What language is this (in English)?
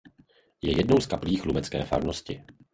Czech